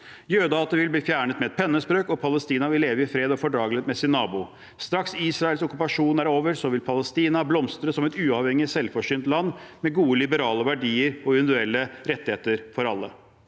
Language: Norwegian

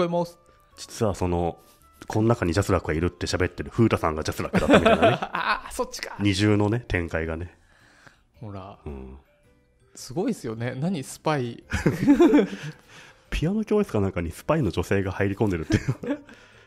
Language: Japanese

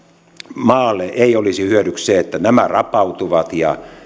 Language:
Finnish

